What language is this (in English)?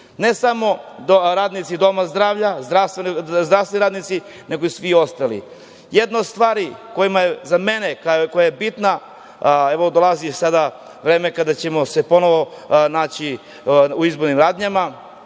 Serbian